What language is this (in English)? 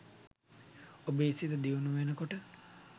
Sinhala